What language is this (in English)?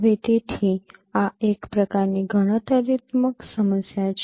Gujarati